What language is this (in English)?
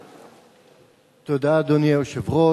Hebrew